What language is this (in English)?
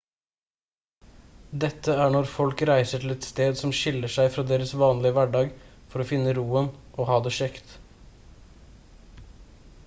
Norwegian Bokmål